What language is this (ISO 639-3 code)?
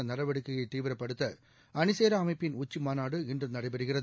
tam